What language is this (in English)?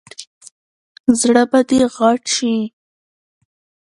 Pashto